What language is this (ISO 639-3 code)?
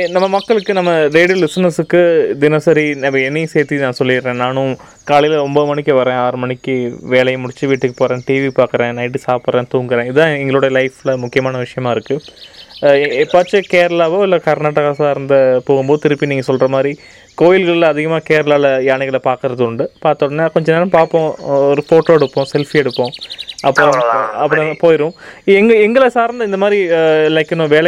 tam